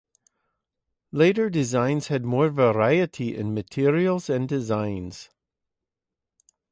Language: English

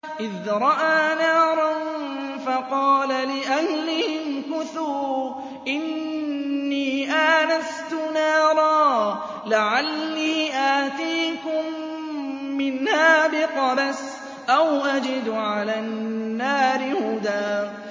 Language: Arabic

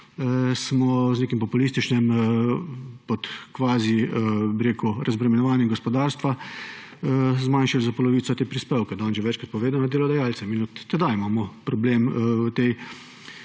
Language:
Slovenian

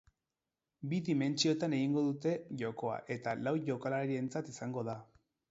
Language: Basque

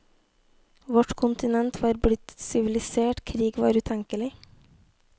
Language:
Norwegian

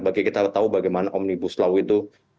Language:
Indonesian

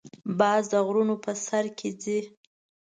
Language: Pashto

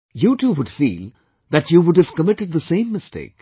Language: English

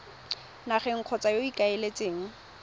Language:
Tswana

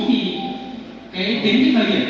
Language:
Vietnamese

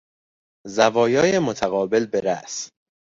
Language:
Persian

